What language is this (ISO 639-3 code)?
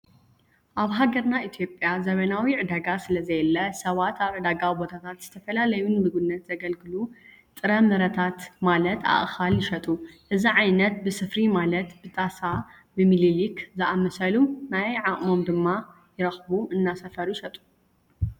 tir